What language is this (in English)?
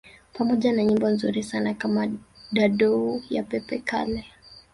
Swahili